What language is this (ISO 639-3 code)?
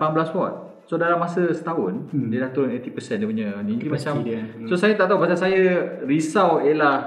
msa